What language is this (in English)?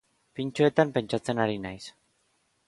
Basque